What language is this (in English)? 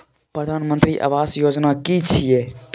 Maithili